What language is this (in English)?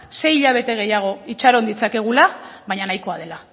Basque